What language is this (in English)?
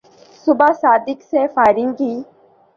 Urdu